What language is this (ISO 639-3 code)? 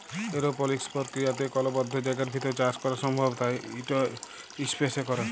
ben